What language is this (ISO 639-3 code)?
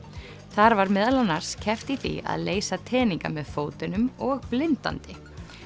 isl